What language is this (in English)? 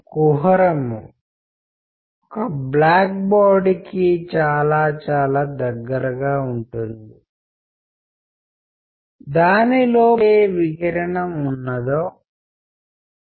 Telugu